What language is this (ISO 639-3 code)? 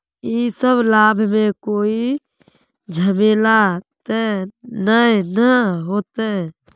mag